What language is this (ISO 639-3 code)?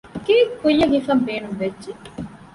div